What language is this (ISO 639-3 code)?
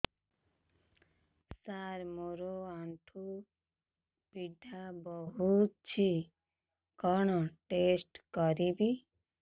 ori